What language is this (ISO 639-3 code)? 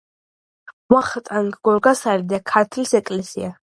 kat